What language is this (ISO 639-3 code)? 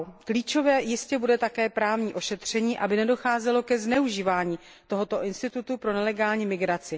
ces